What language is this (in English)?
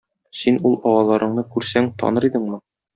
Tatar